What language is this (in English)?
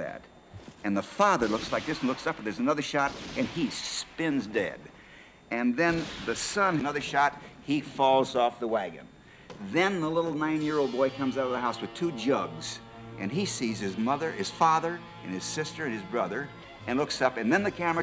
Danish